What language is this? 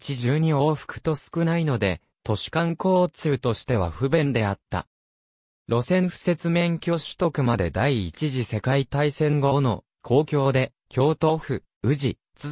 Japanese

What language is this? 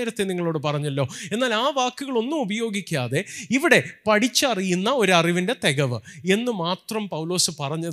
Malayalam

